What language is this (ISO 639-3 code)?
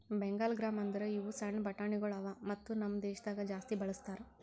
kan